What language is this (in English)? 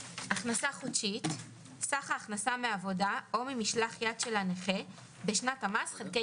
Hebrew